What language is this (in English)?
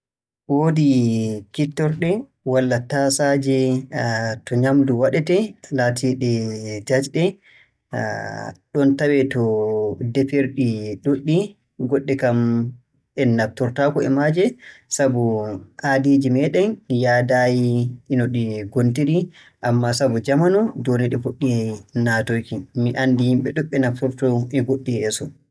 Borgu Fulfulde